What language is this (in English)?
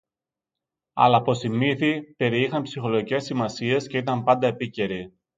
Greek